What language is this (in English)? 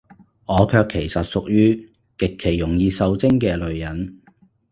Cantonese